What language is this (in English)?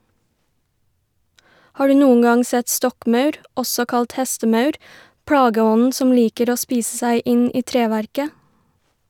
Norwegian